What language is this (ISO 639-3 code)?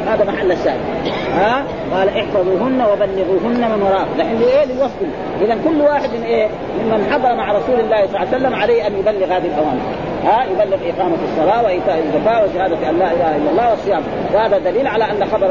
ara